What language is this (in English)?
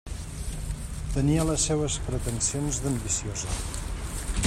Catalan